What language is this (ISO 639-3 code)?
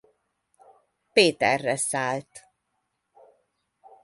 hun